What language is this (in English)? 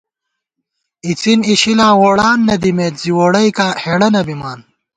Gawar-Bati